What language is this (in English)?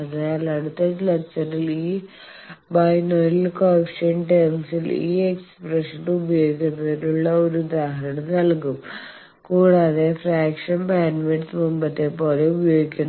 Malayalam